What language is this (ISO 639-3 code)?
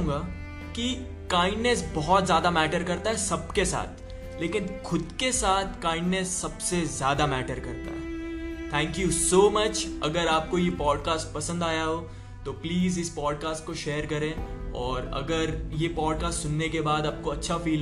hin